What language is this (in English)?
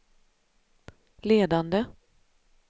Swedish